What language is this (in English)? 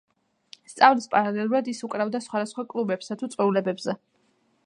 Georgian